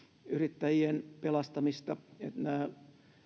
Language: Finnish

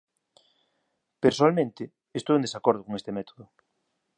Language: Galician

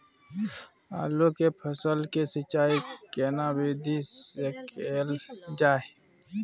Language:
Maithili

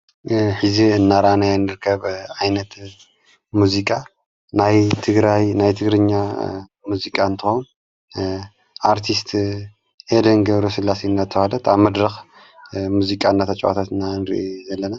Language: Tigrinya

